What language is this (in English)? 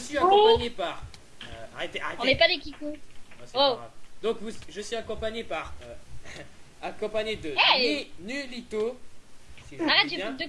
French